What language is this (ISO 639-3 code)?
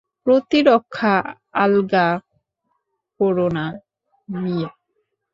ben